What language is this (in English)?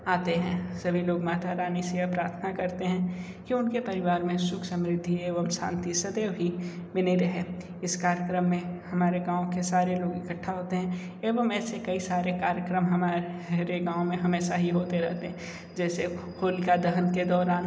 Hindi